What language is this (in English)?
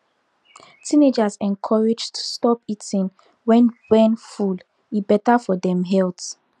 Nigerian Pidgin